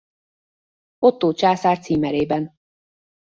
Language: Hungarian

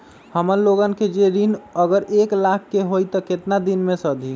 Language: Magahi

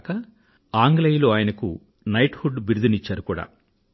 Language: Telugu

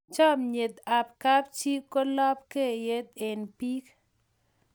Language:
Kalenjin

